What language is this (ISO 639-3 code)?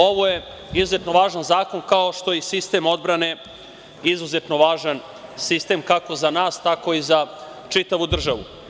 srp